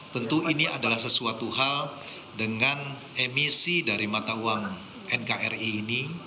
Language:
Indonesian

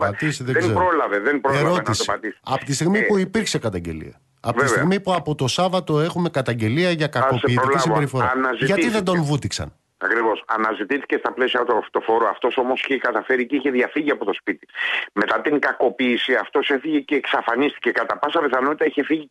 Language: Greek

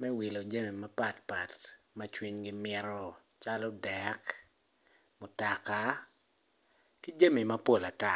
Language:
Acoli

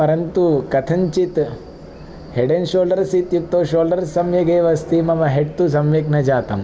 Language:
Sanskrit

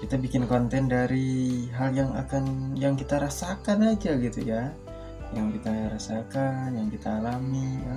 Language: Indonesian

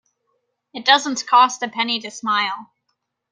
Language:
English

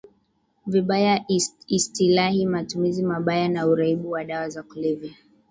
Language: Swahili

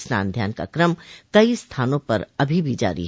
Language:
Hindi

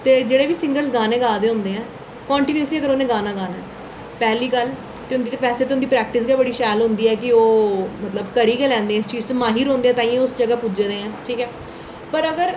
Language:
Dogri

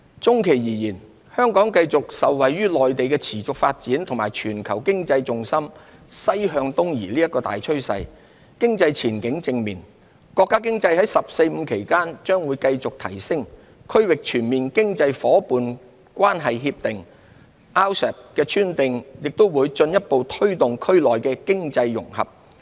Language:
Cantonese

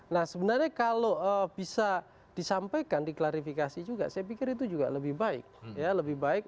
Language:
Indonesian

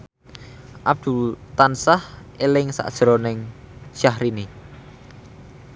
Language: Javanese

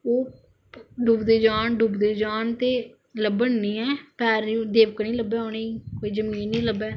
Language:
Dogri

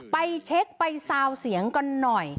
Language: Thai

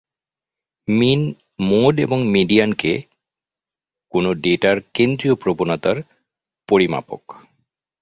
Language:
Bangla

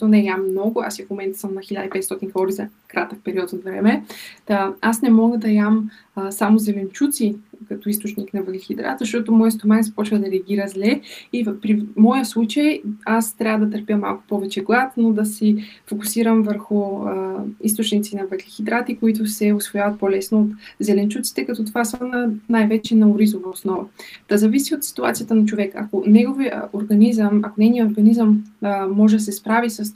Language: Bulgarian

